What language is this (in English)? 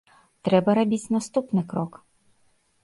Belarusian